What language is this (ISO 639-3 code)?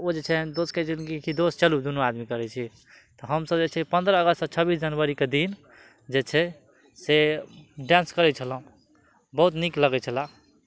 mai